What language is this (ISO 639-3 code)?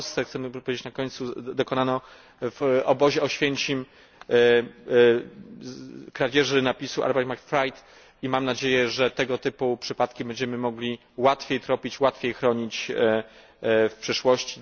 pol